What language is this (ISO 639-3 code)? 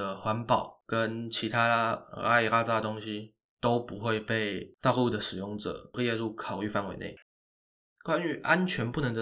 zho